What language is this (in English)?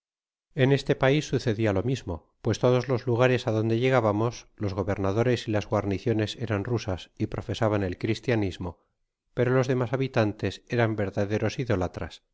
Spanish